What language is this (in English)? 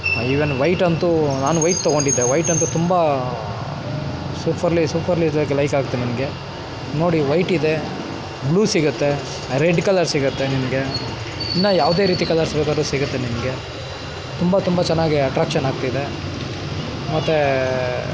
Kannada